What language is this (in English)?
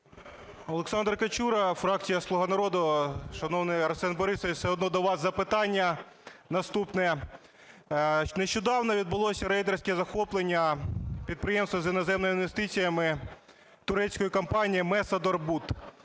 Ukrainian